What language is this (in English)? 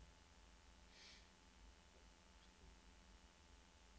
Norwegian